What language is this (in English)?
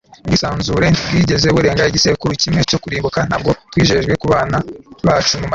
Kinyarwanda